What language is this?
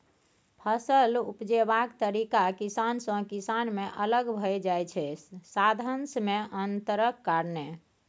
Maithili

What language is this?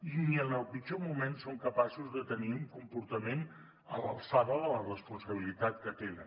Catalan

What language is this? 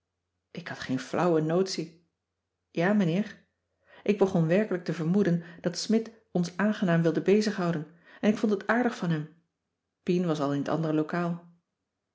Dutch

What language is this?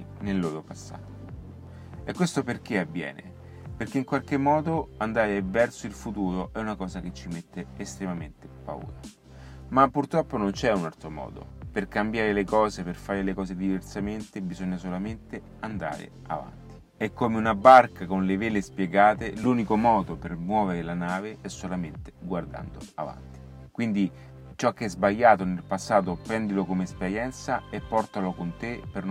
Italian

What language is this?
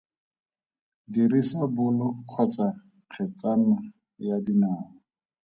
Tswana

